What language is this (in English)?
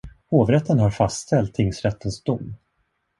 Swedish